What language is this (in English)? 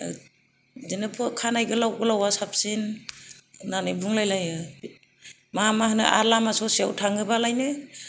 Bodo